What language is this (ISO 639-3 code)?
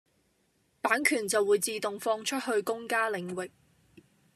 yue